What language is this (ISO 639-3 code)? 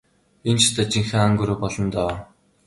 mon